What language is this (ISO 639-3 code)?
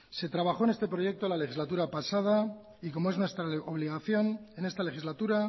spa